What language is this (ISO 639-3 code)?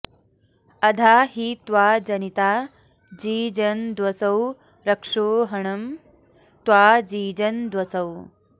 san